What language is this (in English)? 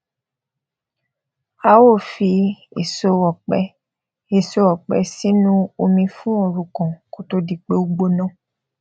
Yoruba